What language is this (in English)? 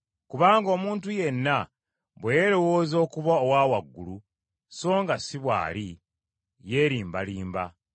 Ganda